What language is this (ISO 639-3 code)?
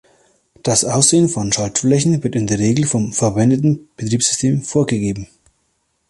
deu